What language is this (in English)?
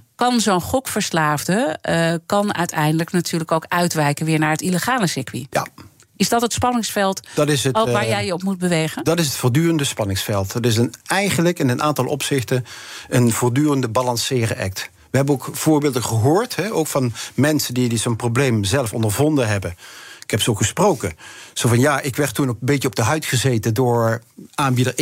Dutch